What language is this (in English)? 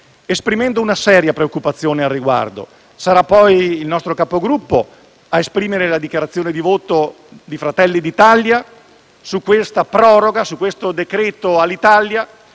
Italian